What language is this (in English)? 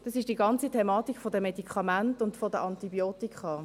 Swiss German